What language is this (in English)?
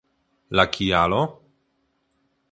Esperanto